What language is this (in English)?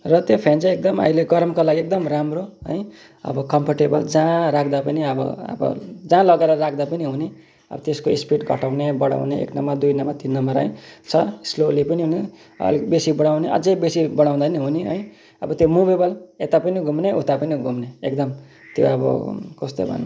Nepali